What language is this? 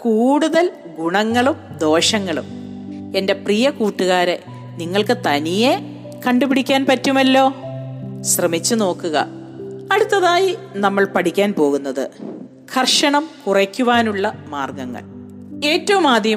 Malayalam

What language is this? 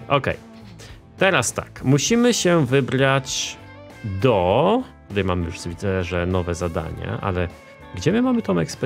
Polish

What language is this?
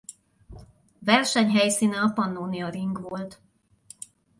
Hungarian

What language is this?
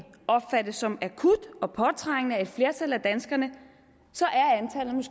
Danish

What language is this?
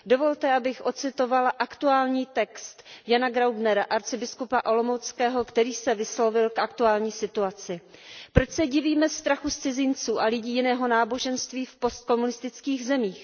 Czech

